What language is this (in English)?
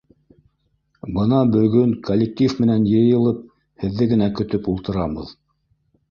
Bashkir